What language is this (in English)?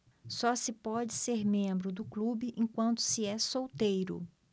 Portuguese